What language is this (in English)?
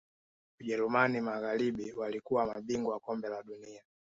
Swahili